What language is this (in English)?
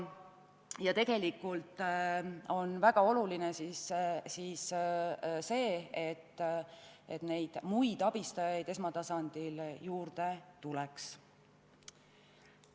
Estonian